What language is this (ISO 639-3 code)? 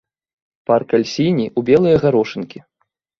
bel